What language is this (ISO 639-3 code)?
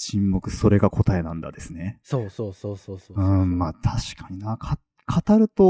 jpn